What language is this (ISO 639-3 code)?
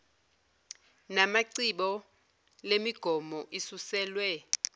zul